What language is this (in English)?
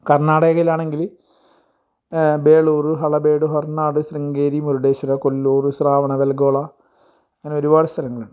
Malayalam